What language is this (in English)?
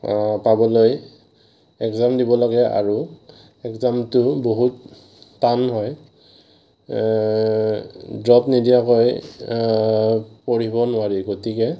Assamese